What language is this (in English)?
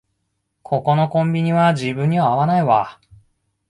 Japanese